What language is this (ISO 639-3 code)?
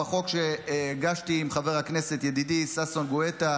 heb